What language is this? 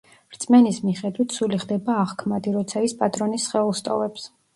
Georgian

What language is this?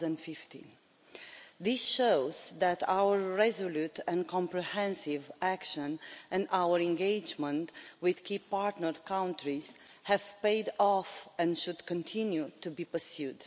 English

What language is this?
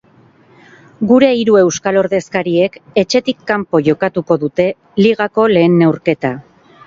Basque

